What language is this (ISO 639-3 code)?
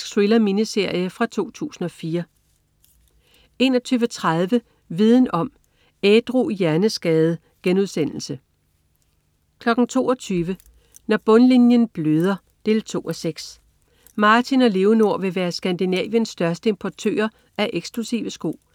dan